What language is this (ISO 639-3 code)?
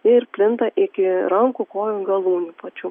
lit